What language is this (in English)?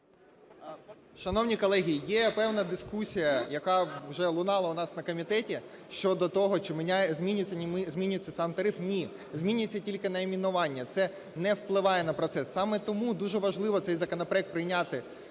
Ukrainian